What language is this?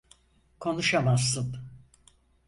Turkish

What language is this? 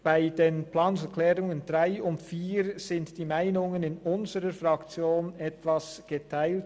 Swiss German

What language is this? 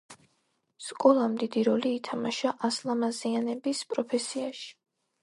Georgian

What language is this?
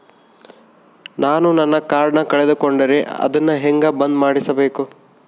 Kannada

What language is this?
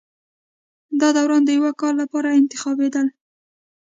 Pashto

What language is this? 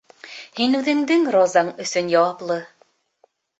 Bashkir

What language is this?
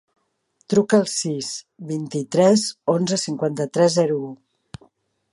Catalan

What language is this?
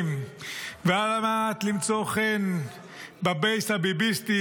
Hebrew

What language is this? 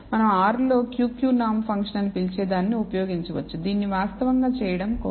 Telugu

